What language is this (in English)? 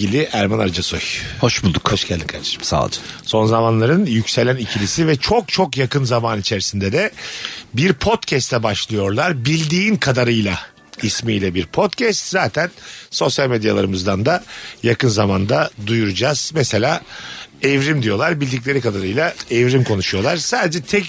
Turkish